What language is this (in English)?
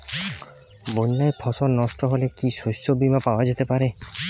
Bangla